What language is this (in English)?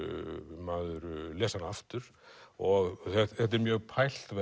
Icelandic